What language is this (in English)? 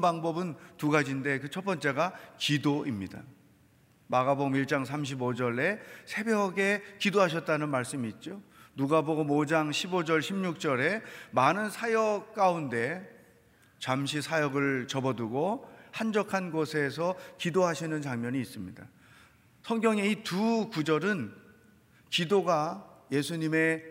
Korean